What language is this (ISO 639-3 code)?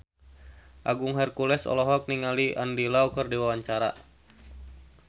sun